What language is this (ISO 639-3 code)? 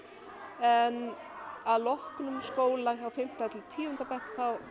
isl